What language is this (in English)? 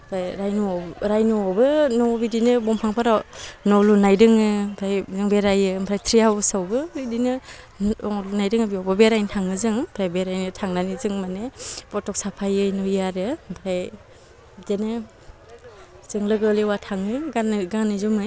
Bodo